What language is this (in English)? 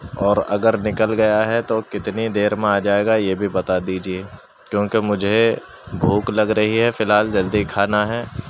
Urdu